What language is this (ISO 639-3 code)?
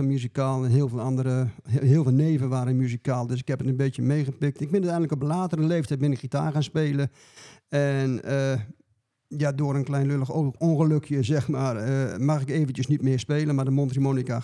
nld